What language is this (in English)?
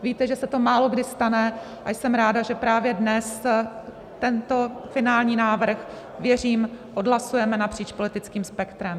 Czech